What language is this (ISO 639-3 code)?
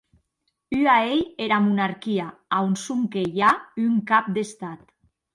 oci